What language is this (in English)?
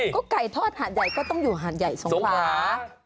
Thai